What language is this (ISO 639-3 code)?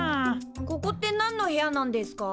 jpn